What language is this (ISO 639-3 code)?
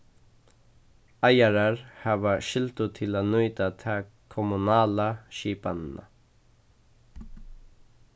fao